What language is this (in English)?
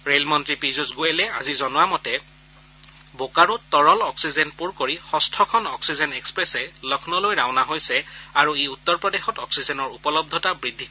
Assamese